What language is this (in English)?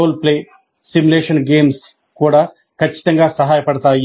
Telugu